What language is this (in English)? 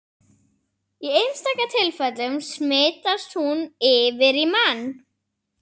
Icelandic